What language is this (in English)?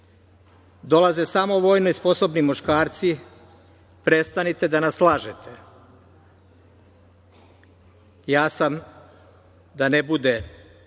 Serbian